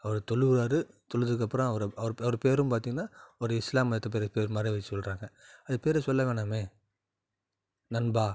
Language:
Tamil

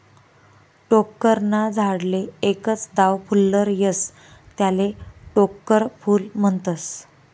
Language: Marathi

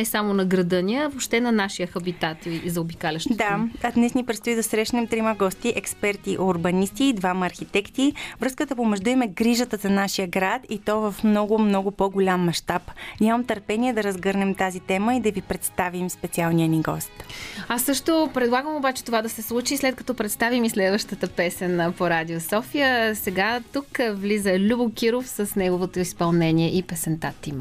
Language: Bulgarian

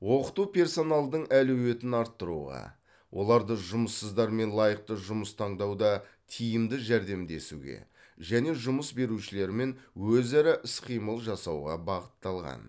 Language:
Kazakh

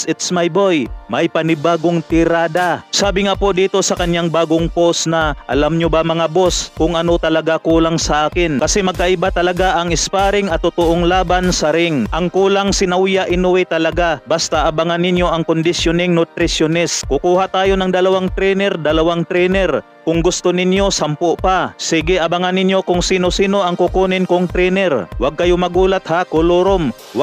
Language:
Filipino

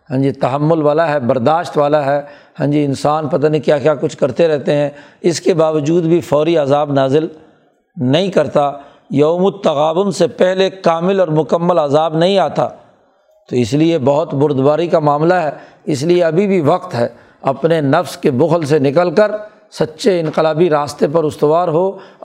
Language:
Urdu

